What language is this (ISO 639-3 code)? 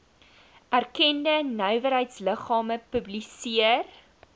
afr